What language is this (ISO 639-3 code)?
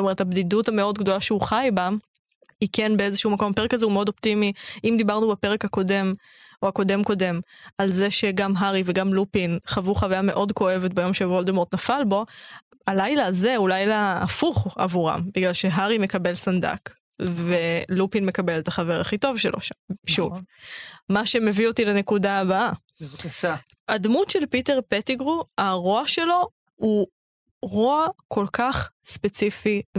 heb